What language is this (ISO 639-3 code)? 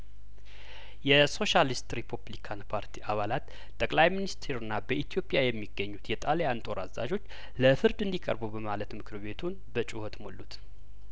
amh